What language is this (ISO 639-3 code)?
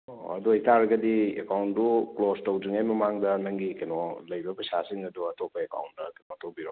mni